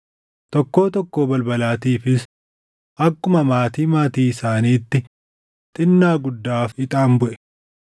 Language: Oromo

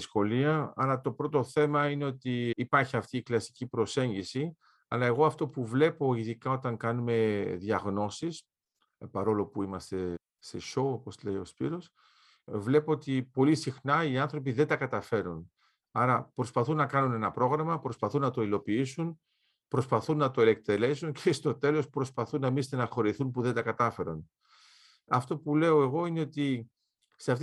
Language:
Greek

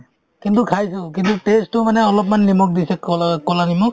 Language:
Assamese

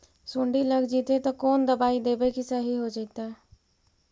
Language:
Magahi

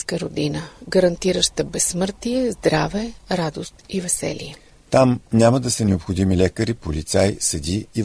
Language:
Bulgarian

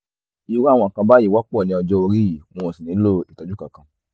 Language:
Yoruba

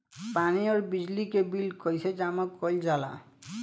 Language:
Bhojpuri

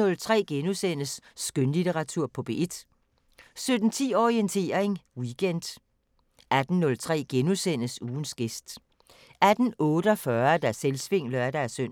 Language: Danish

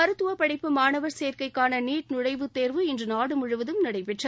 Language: Tamil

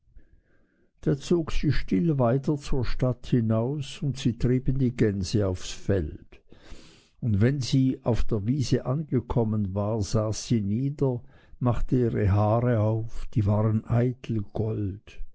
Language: German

